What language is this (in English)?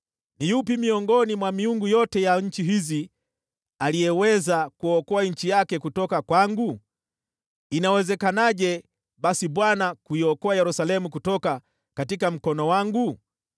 Swahili